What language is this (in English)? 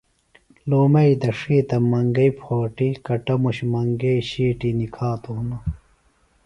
Phalura